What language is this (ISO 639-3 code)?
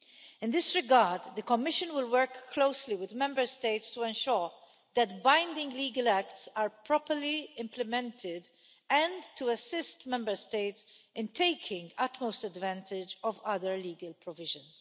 eng